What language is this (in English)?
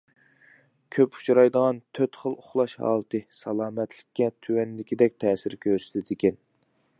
Uyghur